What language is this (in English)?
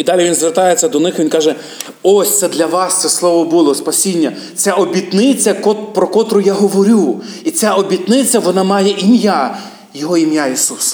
Ukrainian